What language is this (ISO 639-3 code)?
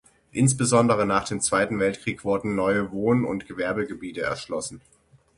deu